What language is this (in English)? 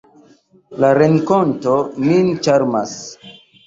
Esperanto